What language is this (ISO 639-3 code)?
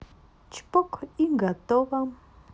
rus